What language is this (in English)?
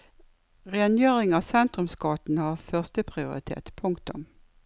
Norwegian